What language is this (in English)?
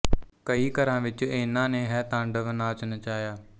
Punjabi